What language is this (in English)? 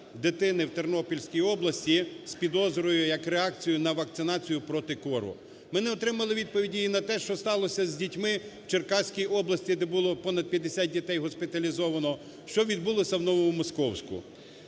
Ukrainian